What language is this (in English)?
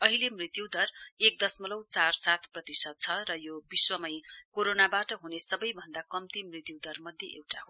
Nepali